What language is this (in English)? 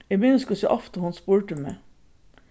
Faroese